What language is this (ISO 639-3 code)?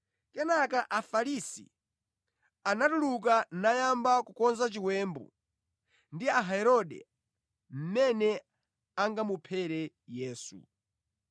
nya